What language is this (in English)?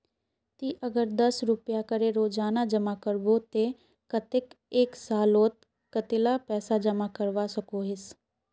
Magahi